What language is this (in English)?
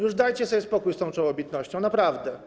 Polish